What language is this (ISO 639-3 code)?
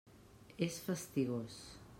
cat